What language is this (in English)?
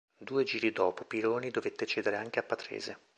Italian